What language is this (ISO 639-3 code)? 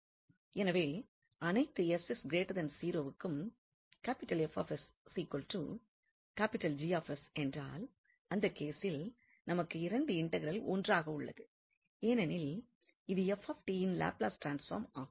tam